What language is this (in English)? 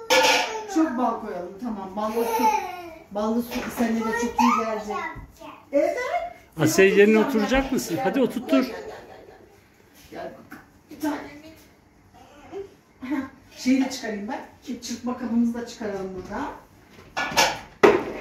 Turkish